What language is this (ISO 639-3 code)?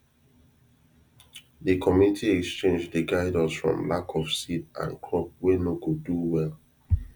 pcm